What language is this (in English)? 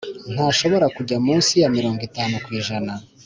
Kinyarwanda